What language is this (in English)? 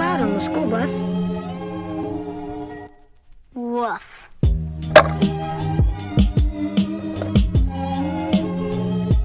Korean